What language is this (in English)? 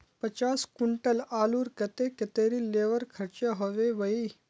Magahi